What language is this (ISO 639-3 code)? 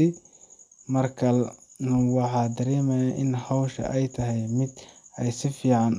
som